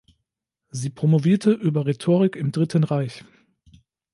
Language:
German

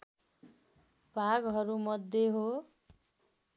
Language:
Nepali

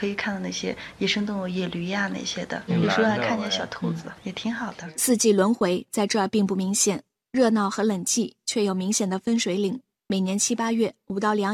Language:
Chinese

